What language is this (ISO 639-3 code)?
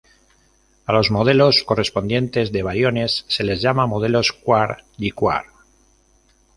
spa